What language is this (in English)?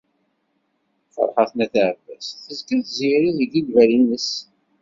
Kabyle